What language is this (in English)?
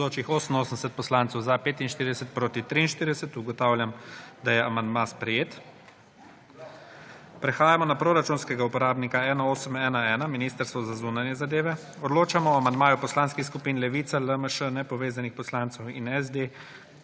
Slovenian